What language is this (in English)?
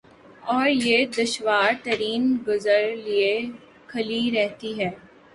Urdu